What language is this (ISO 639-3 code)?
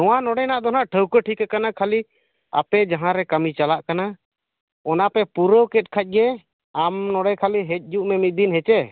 sat